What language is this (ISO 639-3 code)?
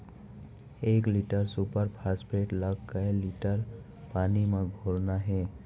hne